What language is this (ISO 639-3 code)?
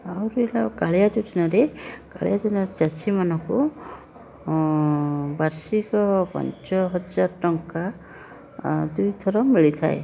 ori